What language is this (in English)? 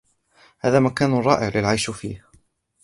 Arabic